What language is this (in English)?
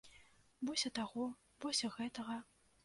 Belarusian